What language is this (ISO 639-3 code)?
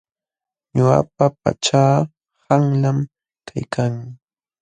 qxw